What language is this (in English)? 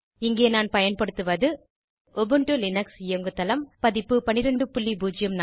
Tamil